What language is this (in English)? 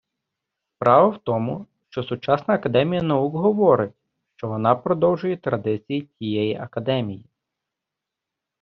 Ukrainian